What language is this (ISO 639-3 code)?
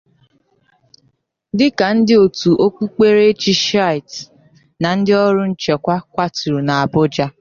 ibo